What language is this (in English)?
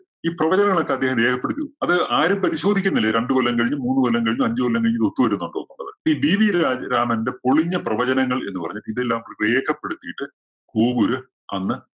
Malayalam